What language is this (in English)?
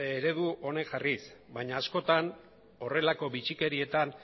Basque